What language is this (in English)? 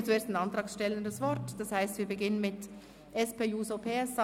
Swiss German